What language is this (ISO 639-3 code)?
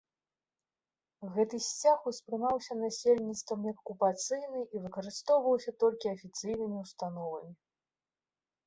bel